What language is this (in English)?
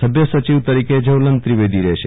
Gujarati